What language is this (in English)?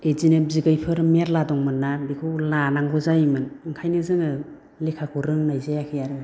Bodo